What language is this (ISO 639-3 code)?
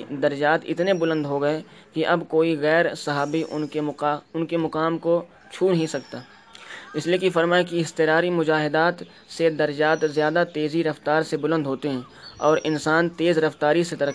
urd